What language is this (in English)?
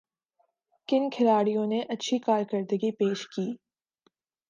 Urdu